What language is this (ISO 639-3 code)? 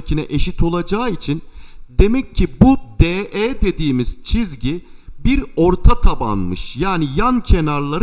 tur